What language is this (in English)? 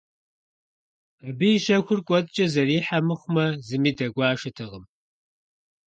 Kabardian